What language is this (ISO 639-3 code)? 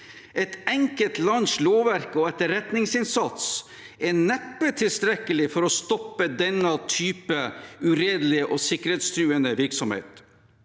nor